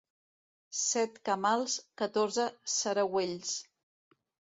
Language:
Catalan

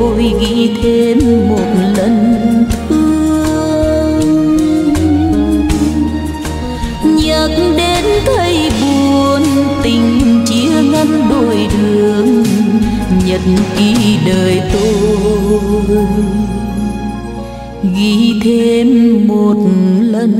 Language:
Vietnamese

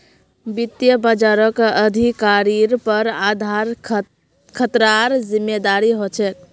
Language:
Magahi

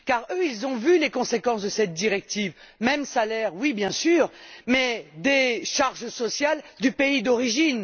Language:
French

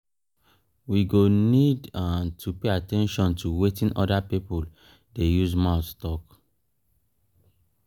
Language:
Nigerian Pidgin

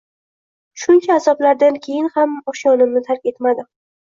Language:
Uzbek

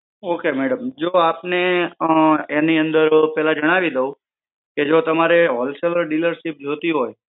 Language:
Gujarati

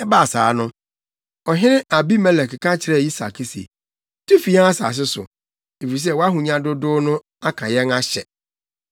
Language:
Akan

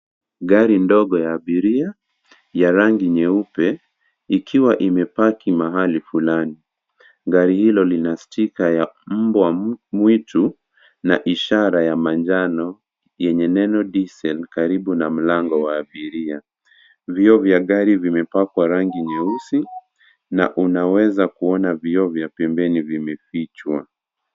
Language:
Swahili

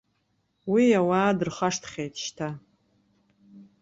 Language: Abkhazian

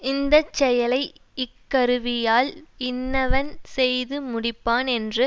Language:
Tamil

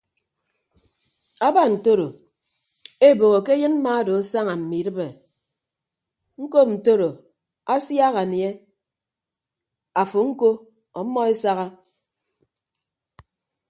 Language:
Ibibio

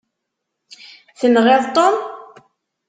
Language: Kabyle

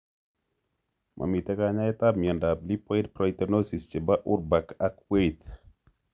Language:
Kalenjin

